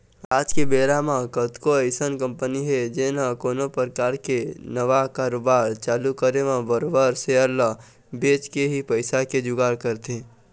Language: Chhattisgarhi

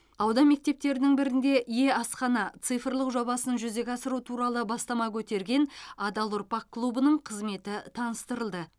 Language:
Kazakh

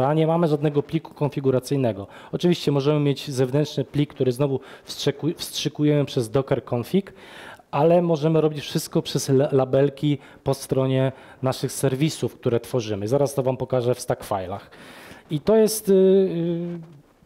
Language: Polish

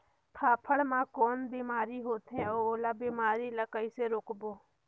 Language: Chhattisgarhi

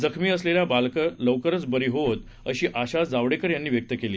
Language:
Marathi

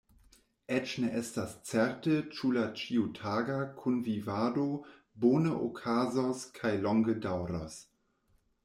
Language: Esperanto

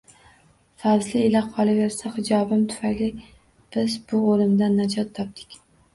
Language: Uzbek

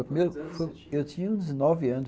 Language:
Portuguese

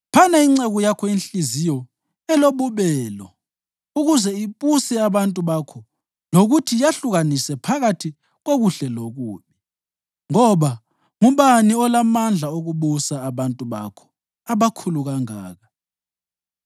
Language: North Ndebele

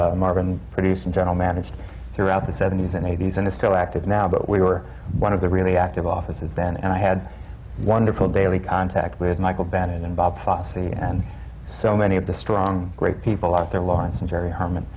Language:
English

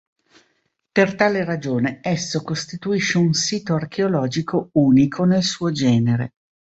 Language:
Italian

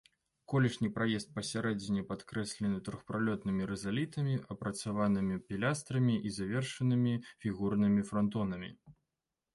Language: Belarusian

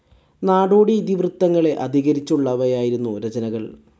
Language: Malayalam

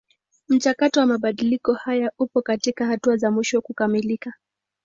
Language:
Swahili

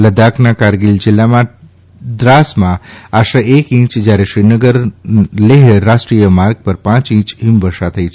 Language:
Gujarati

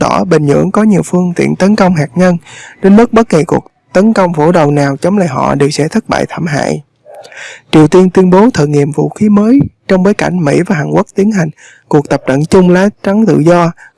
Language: Vietnamese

